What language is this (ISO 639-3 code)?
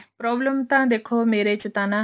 pan